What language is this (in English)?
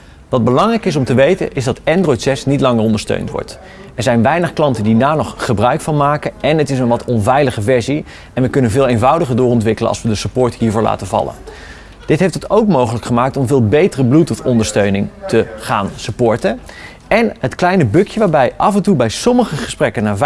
Dutch